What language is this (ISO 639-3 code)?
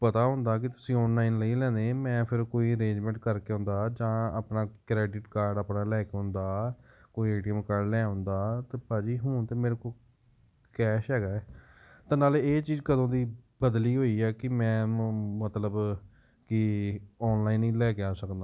pan